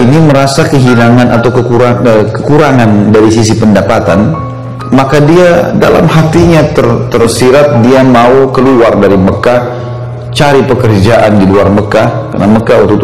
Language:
Indonesian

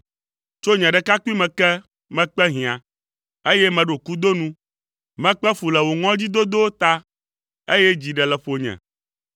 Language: Ewe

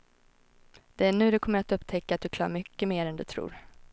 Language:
Swedish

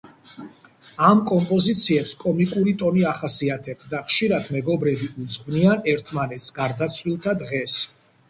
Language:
Georgian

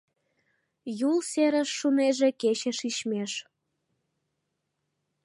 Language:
Mari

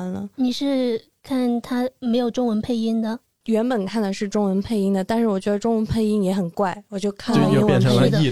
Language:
Chinese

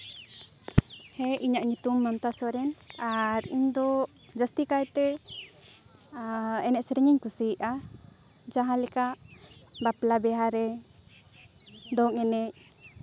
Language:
Santali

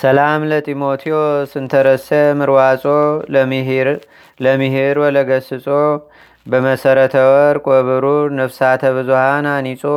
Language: Amharic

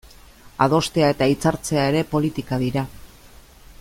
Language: Basque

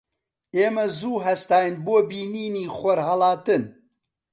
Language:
Central Kurdish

